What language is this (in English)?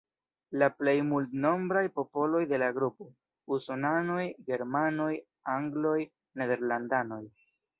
Esperanto